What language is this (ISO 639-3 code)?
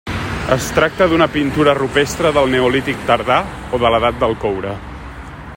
cat